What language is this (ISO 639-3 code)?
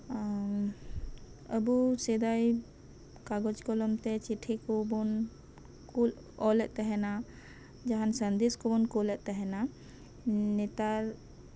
sat